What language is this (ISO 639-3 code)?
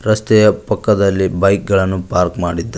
kan